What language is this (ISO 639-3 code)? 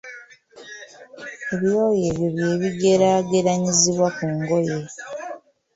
lug